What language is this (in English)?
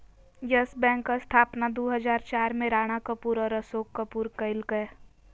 Magahi